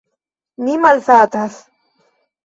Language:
Esperanto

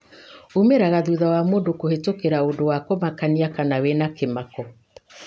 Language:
Kikuyu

